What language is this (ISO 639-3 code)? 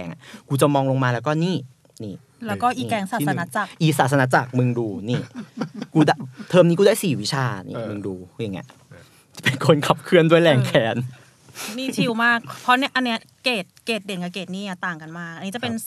tha